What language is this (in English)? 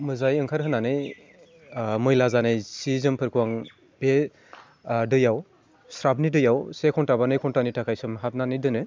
Bodo